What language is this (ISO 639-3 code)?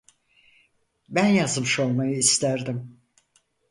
tur